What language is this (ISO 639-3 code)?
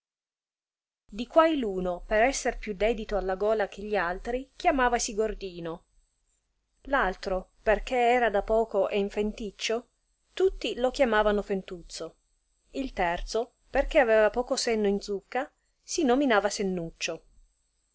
ita